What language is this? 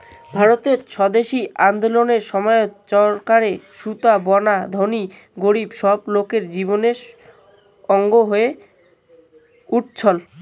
Bangla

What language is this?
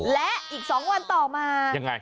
Thai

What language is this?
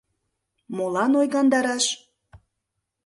Mari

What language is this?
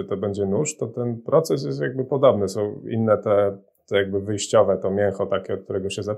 Polish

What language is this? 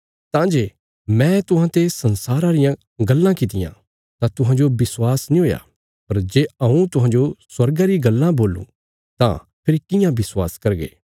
Bilaspuri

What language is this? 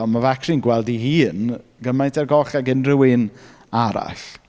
Welsh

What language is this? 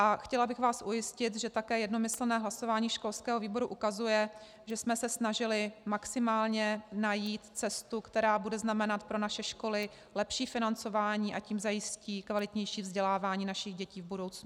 Czech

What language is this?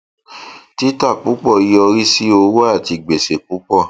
Yoruba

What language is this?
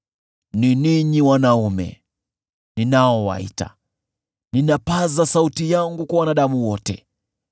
Swahili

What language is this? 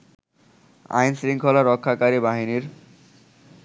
Bangla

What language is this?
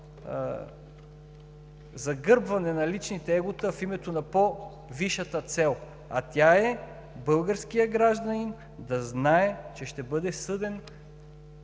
Bulgarian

